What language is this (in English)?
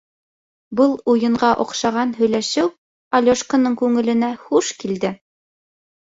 Bashkir